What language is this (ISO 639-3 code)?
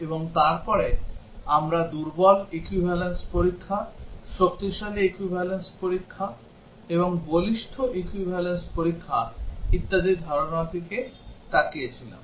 ben